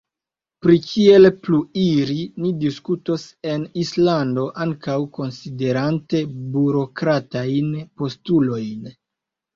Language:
Esperanto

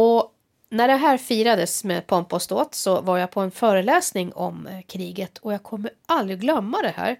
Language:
Swedish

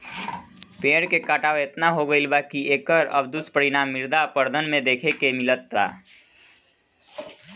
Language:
Bhojpuri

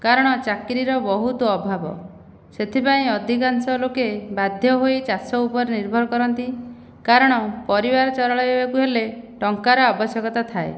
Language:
Odia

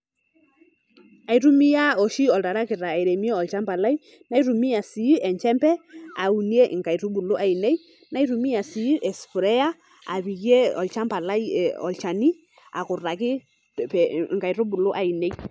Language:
Masai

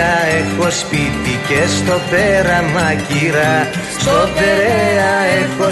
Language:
Greek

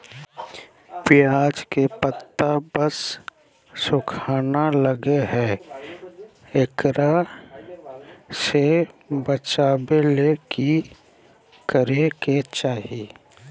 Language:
Magahi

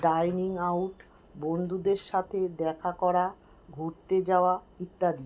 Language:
Bangla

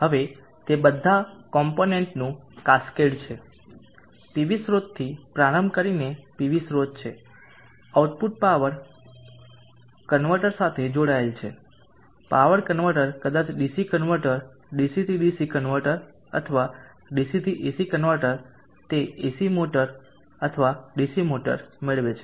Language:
Gujarati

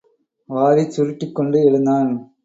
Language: Tamil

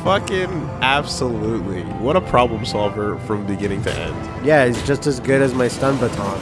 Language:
English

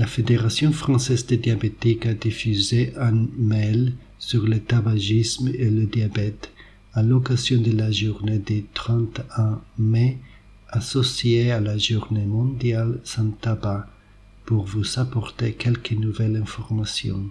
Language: French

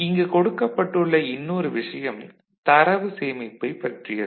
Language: Tamil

